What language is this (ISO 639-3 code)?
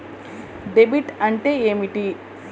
tel